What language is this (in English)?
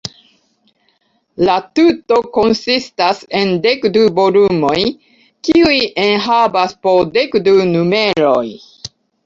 Esperanto